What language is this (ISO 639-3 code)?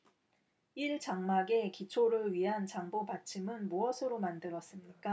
kor